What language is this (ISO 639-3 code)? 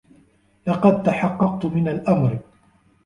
ara